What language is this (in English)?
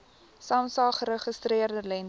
Afrikaans